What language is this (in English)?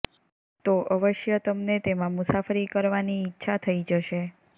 Gujarati